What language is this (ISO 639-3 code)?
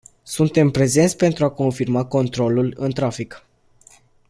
ron